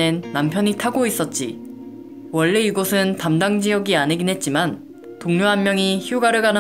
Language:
Korean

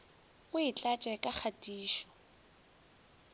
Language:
Northern Sotho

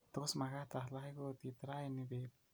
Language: Kalenjin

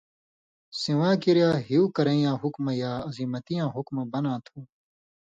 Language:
Indus Kohistani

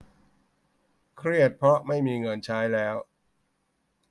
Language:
Thai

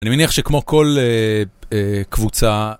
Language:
Hebrew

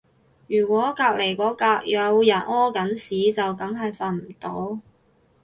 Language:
Cantonese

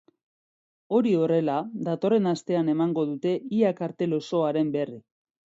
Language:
Basque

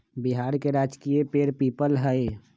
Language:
Magahi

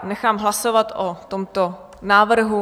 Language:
Czech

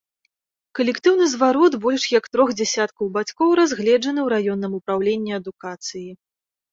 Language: Belarusian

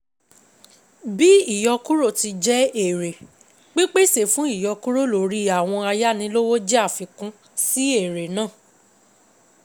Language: Yoruba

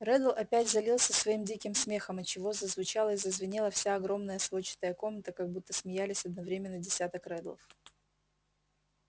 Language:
Russian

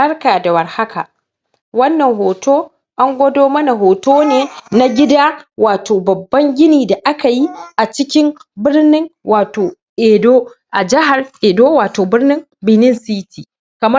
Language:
Hausa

